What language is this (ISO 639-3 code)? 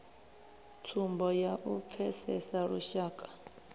ven